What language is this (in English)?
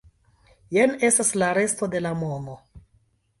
Esperanto